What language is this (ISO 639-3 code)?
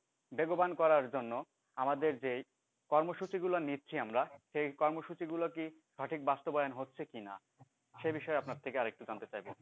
ben